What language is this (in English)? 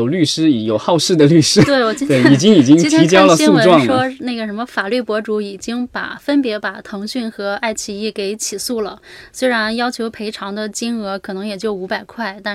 Chinese